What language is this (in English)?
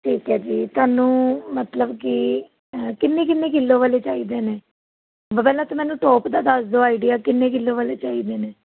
Punjabi